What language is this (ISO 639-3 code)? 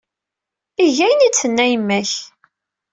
kab